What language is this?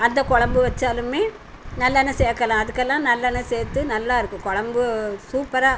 Tamil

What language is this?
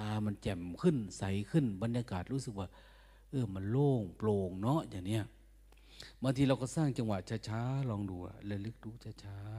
Thai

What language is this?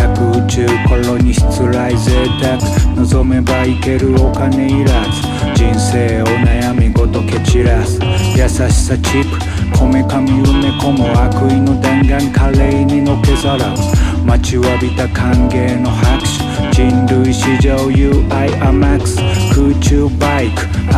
Japanese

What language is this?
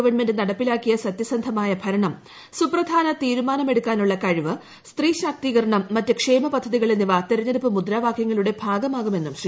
Malayalam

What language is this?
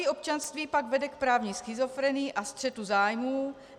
Czech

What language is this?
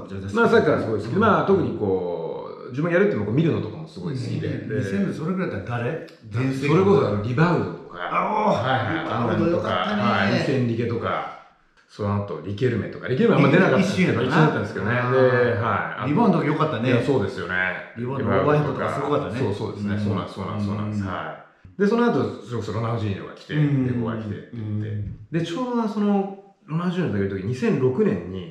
Japanese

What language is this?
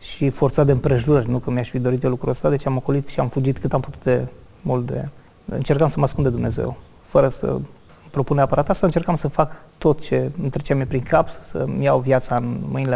Romanian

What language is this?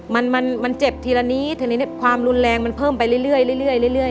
Thai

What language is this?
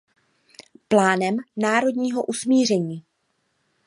Czech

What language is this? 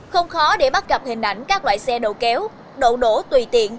Vietnamese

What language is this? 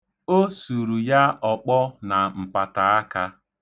Igbo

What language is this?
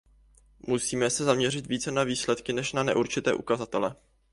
Czech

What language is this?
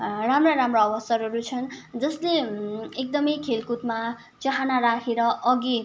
Nepali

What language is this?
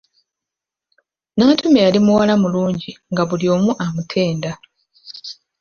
Ganda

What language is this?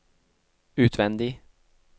Norwegian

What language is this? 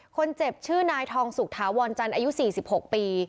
Thai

